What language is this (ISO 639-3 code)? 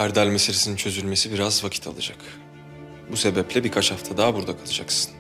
tur